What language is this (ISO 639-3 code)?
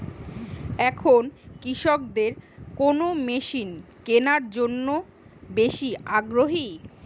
ben